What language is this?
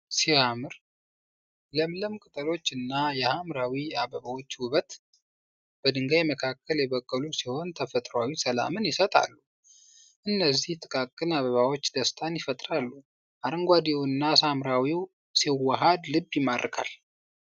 Amharic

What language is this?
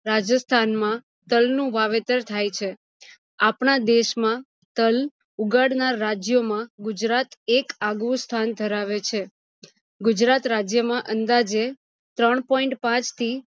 Gujarati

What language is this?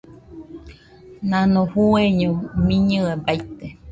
Nüpode Huitoto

